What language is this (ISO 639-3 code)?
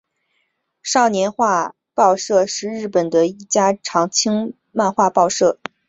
zho